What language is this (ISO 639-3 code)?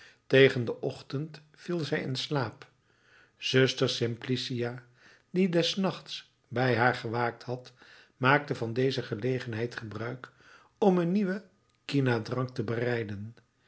nld